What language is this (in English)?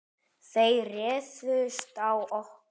Icelandic